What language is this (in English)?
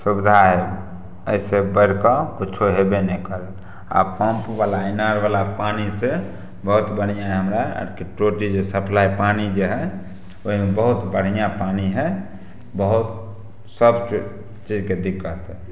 Maithili